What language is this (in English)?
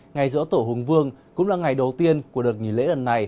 Vietnamese